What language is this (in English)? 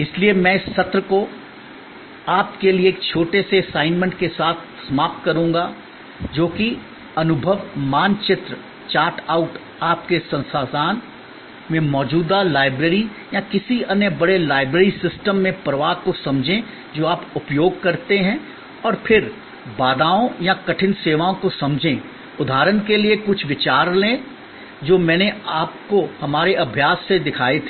Hindi